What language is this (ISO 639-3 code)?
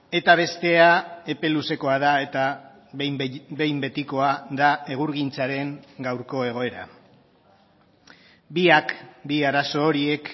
eus